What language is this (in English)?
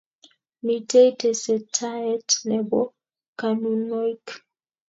Kalenjin